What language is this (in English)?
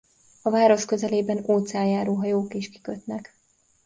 Hungarian